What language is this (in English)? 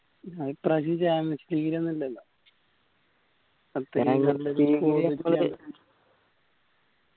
Malayalam